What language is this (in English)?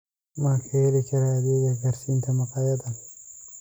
Somali